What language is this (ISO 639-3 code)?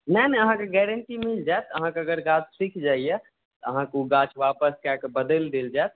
mai